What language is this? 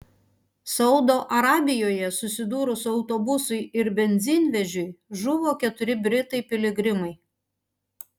Lithuanian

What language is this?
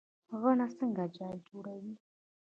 Pashto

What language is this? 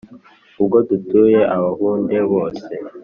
Kinyarwanda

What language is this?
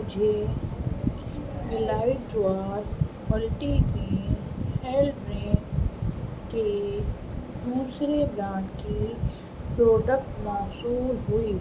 Urdu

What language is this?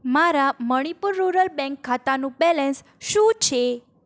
Gujarati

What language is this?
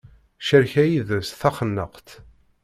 Kabyle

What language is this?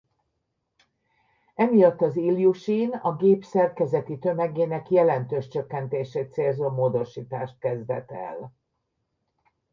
Hungarian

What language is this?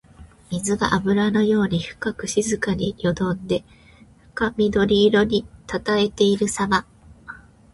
Japanese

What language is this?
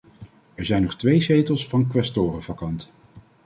Dutch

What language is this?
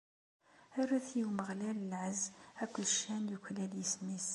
Kabyle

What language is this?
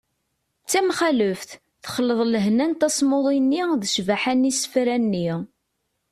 Kabyle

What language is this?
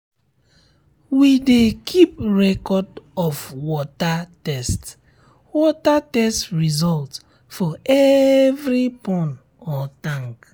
Nigerian Pidgin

